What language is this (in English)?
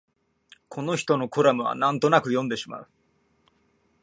Japanese